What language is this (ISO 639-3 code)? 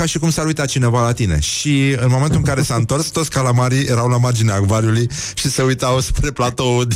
ron